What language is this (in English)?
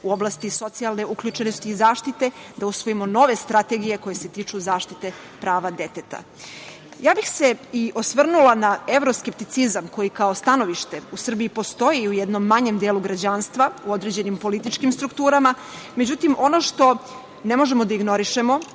Serbian